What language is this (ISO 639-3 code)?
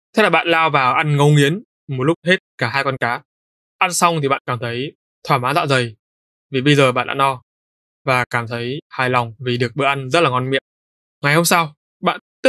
vie